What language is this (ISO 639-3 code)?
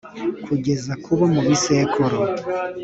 kin